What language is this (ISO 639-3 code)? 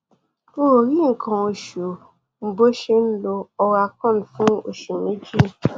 yor